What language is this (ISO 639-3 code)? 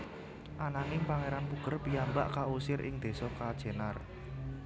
jav